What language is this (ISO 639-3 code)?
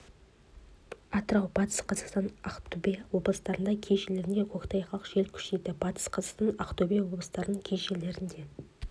kaz